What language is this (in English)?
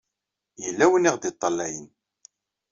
Kabyle